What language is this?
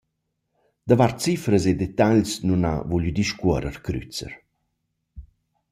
Romansh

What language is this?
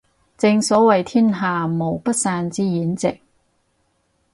Cantonese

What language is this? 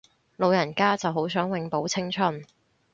Cantonese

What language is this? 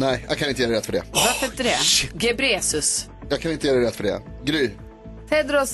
Swedish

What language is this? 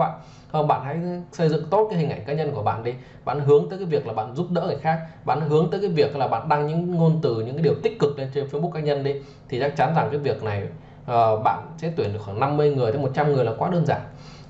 Vietnamese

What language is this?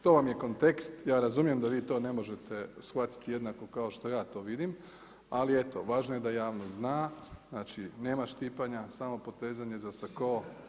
Croatian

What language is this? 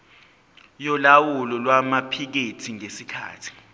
Zulu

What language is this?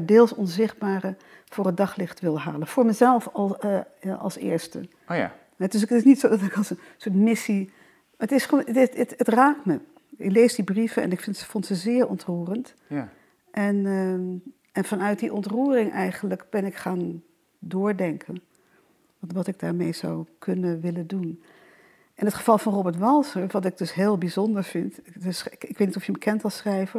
Dutch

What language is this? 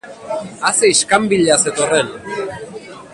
Basque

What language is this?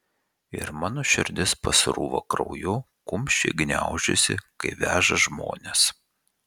Lithuanian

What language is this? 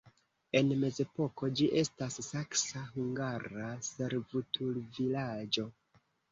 Esperanto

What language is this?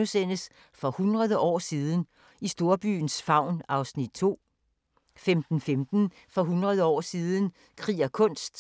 Danish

